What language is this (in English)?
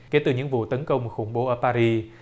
Vietnamese